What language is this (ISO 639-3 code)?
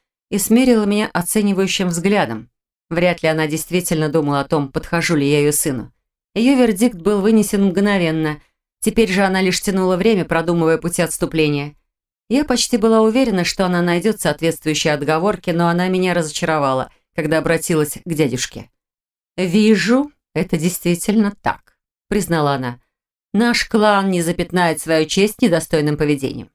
rus